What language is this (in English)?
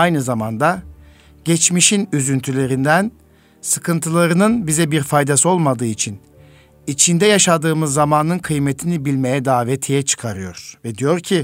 Turkish